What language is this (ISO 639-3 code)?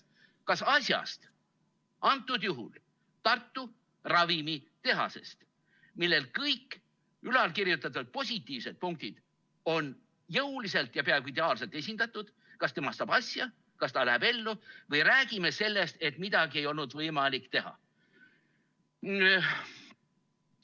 est